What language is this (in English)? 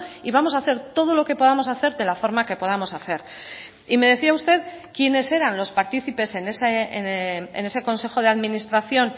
Spanish